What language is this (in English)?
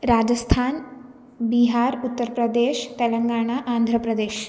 Sanskrit